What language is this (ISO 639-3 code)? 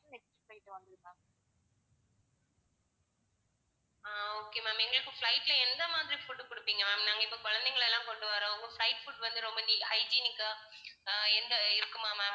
tam